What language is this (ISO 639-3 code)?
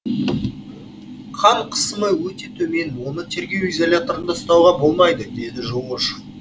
kaz